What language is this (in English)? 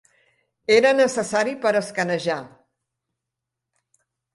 Catalan